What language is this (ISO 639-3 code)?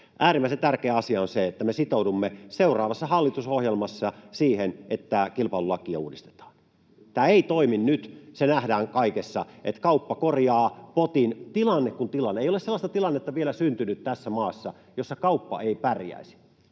fin